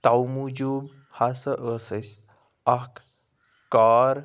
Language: Kashmiri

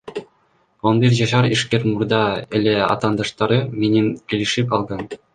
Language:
Kyrgyz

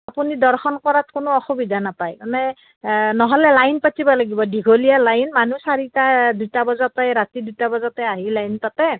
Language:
Assamese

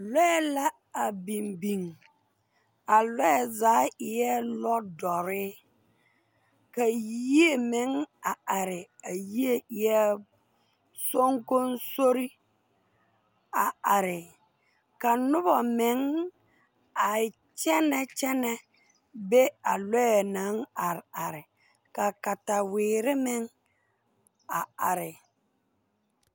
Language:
Southern Dagaare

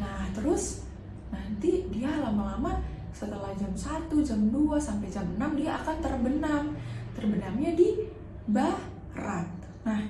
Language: Indonesian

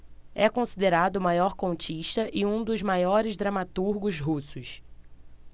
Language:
Portuguese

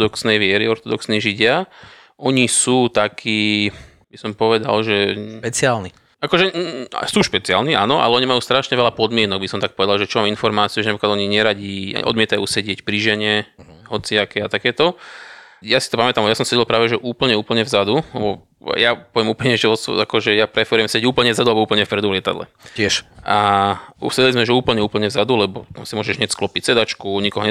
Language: Slovak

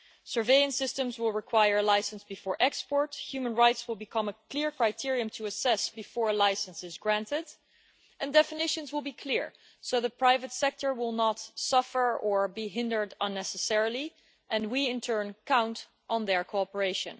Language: English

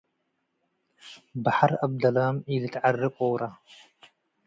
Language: Tigre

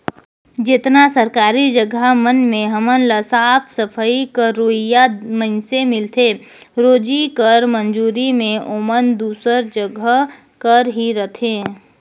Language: Chhattisgarhi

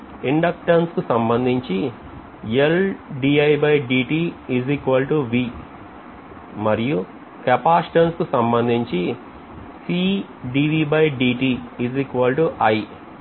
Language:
Telugu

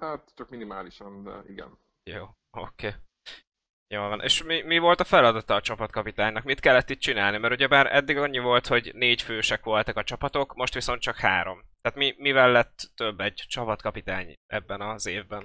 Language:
Hungarian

